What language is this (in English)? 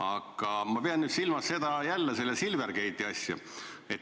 Estonian